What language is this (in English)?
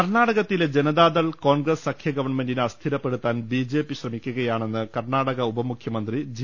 Malayalam